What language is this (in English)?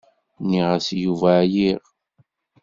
Kabyle